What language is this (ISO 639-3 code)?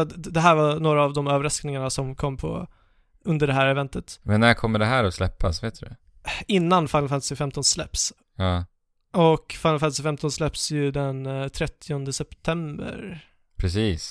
swe